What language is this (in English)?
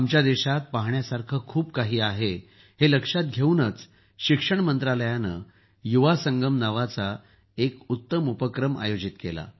Marathi